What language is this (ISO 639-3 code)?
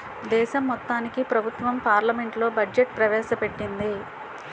tel